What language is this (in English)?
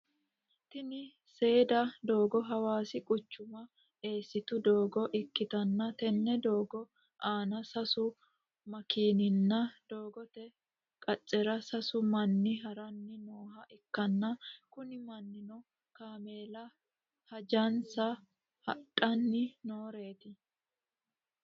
Sidamo